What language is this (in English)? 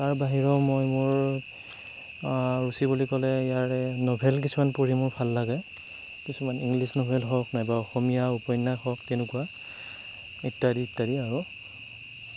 Assamese